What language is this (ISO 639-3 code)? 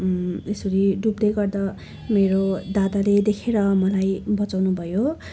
nep